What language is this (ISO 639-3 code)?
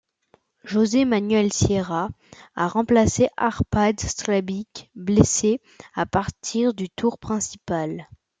fra